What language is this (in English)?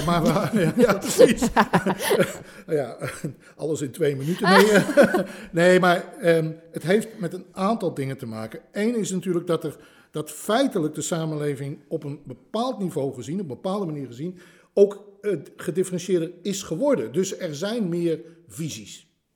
Dutch